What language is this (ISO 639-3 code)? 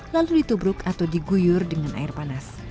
ind